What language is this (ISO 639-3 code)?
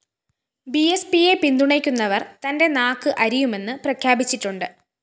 mal